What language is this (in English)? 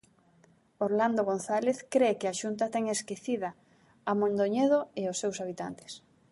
Galician